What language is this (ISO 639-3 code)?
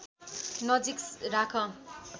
nep